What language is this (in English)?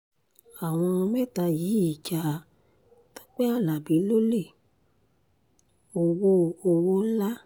Yoruba